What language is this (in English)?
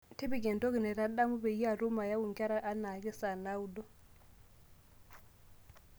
Masai